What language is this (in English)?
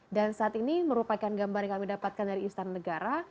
Indonesian